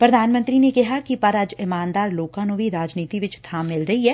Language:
Punjabi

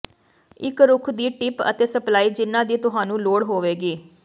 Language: Punjabi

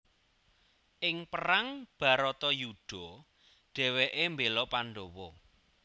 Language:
Javanese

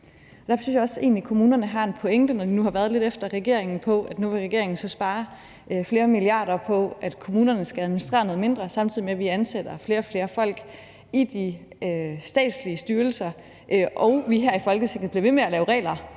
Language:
Danish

